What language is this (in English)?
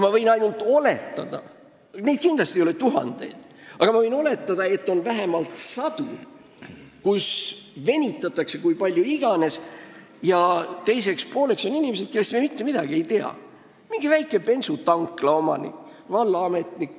Estonian